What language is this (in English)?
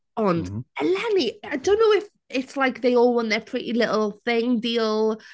Welsh